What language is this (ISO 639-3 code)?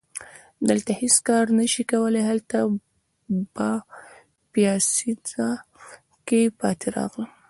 pus